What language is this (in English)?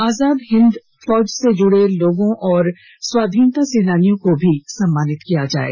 Hindi